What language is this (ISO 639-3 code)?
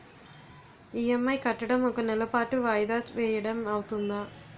tel